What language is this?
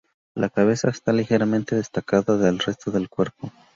Spanish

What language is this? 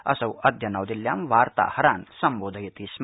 Sanskrit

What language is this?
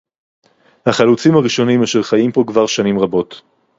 Hebrew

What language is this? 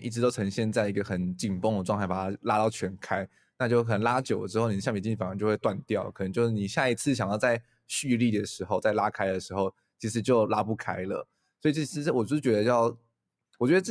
Chinese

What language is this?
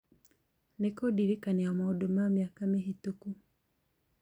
Kikuyu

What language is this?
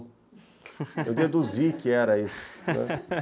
Portuguese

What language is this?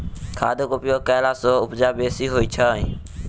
Maithili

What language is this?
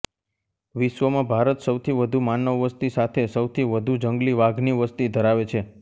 Gujarati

